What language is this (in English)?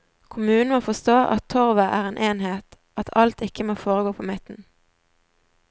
Norwegian